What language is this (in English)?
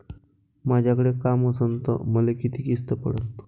Marathi